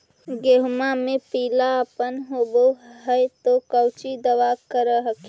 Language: Magahi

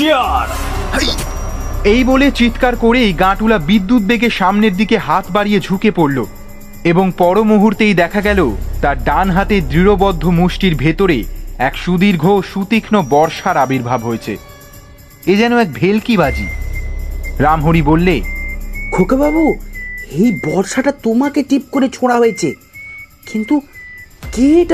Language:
Bangla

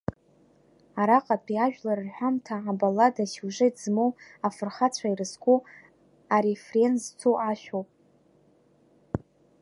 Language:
Abkhazian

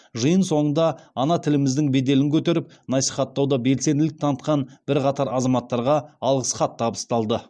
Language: Kazakh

